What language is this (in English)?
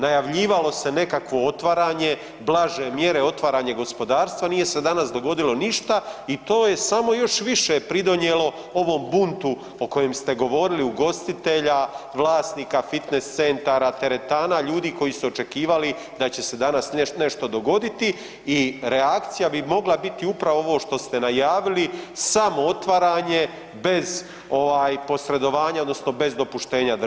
Croatian